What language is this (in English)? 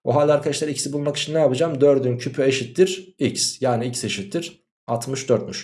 Turkish